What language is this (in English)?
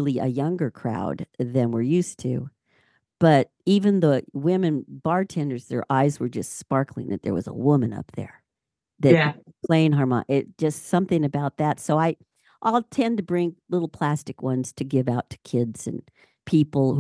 English